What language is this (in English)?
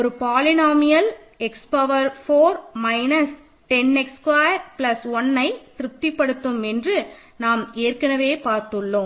Tamil